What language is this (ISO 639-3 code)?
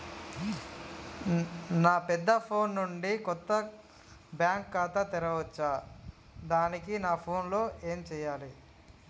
tel